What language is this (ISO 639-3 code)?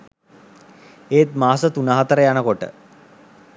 sin